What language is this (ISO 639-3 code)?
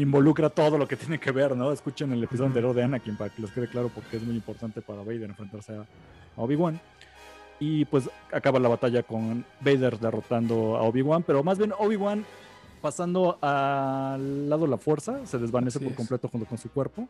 spa